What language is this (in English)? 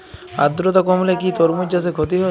Bangla